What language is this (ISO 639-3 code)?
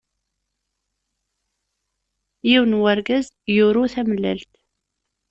kab